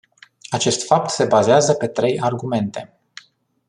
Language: Romanian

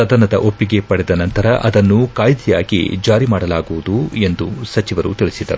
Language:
Kannada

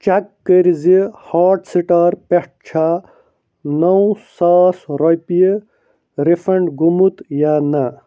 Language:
Kashmiri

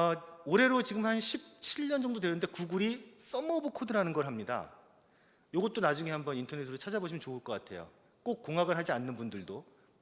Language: Korean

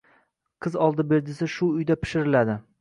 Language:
Uzbek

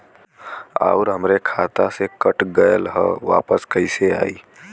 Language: Bhojpuri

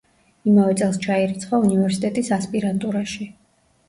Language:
Georgian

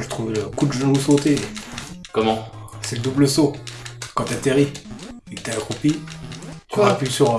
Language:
French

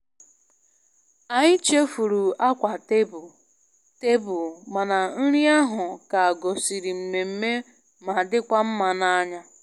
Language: Igbo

